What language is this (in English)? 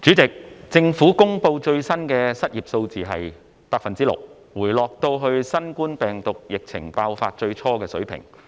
Cantonese